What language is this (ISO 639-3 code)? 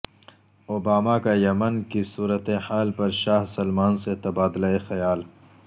urd